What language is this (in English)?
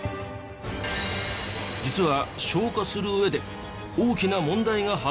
Japanese